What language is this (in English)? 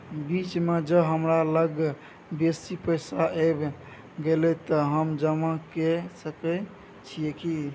Maithili